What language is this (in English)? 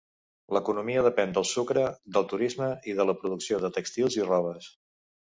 Catalan